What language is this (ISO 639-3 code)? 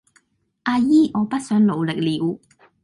yue